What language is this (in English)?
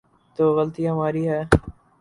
Urdu